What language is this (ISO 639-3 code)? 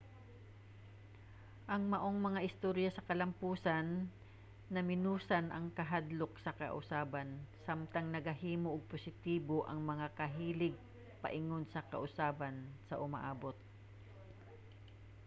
ceb